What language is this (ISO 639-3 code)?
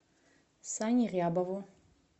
rus